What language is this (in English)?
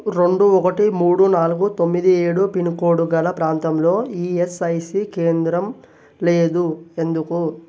Telugu